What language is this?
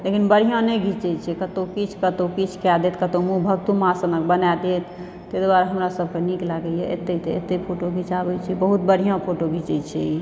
Maithili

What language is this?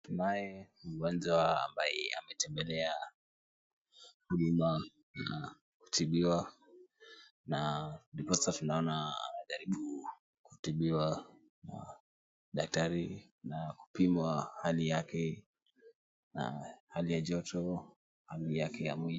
Swahili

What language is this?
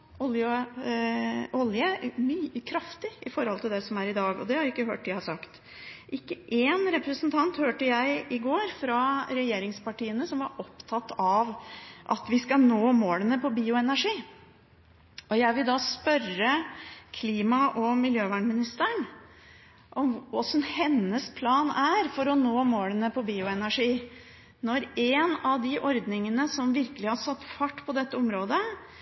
Norwegian Bokmål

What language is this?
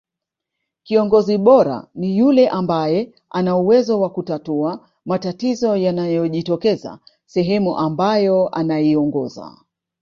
Swahili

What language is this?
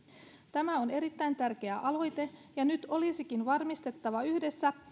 Finnish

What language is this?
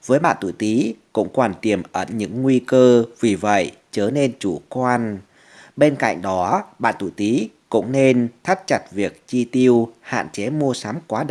Vietnamese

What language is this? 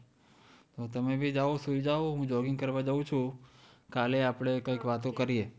Gujarati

